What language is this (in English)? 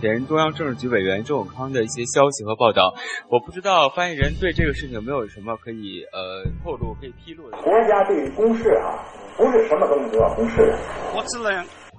Chinese